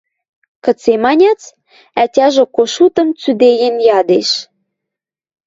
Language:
Western Mari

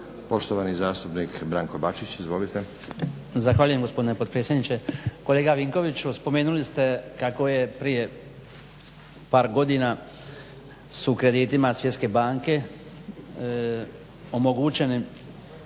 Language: Croatian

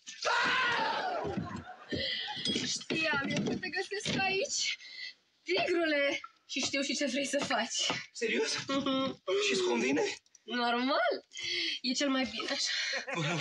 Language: Romanian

